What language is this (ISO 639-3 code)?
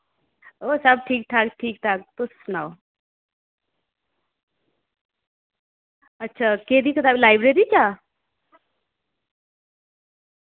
doi